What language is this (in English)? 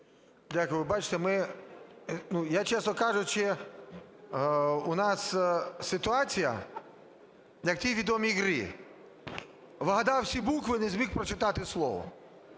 Ukrainian